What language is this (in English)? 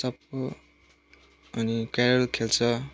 Nepali